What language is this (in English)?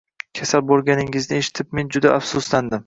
Uzbek